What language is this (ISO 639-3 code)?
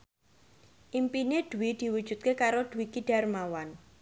jav